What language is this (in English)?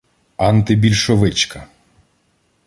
Ukrainian